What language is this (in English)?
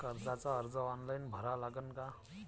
Marathi